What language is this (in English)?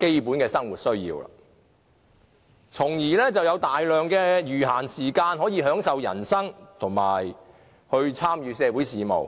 Cantonese